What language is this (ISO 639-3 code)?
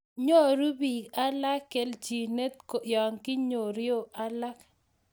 kln